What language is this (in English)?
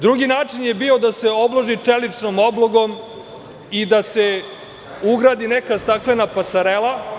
Serbian